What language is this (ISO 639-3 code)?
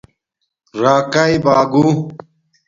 dmk